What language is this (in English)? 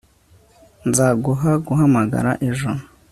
Kinyarwanda